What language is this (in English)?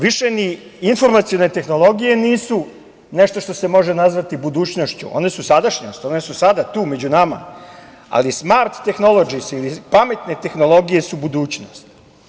Serbian